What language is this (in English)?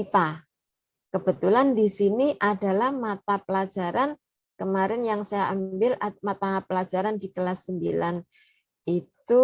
Indonesian